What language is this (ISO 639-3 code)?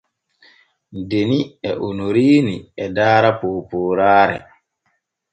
fue